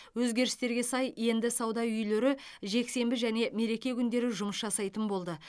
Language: Kazakh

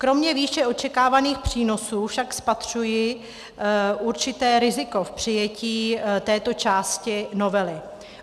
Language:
Czech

